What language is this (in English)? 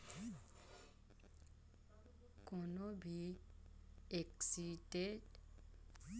Chhattisgarhi